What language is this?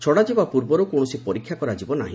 Odia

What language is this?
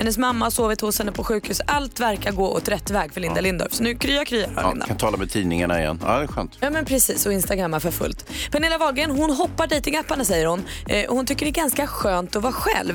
Swedish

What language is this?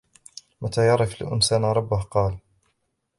Arabic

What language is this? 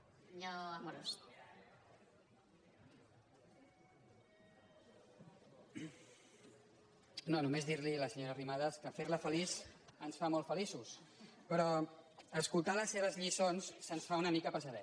Catalan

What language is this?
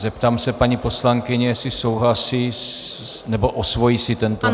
Czech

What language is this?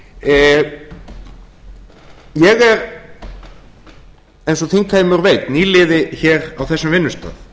Icelandic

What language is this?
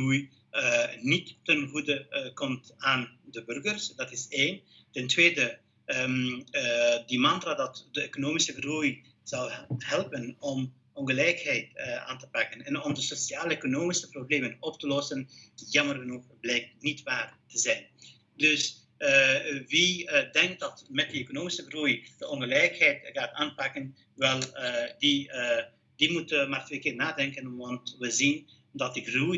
Dutch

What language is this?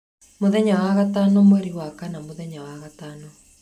Kikuyu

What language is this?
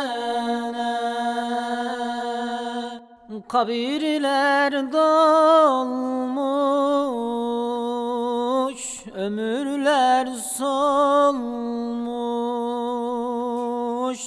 Turkish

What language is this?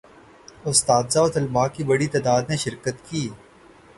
Urdu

